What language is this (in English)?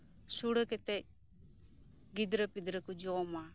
Santali